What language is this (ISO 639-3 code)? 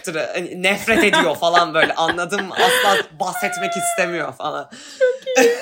tur